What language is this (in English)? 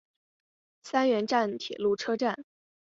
Chinese